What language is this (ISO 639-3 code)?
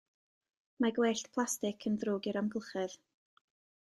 cym